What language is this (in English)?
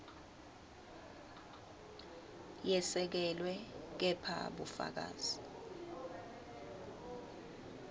Swati